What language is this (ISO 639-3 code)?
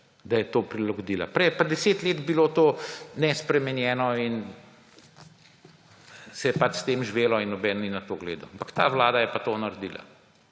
slv